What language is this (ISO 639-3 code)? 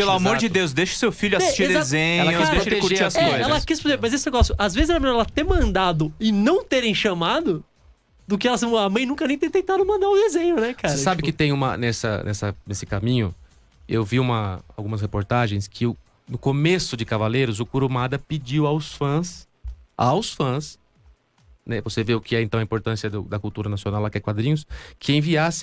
por